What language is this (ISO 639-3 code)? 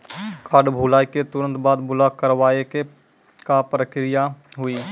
mai